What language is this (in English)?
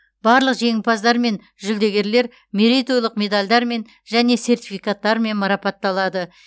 Kazakh